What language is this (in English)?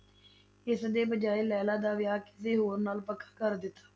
Punjabi